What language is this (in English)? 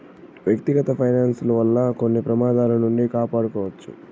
Telugu